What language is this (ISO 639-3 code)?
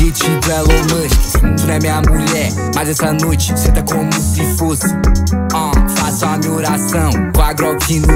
por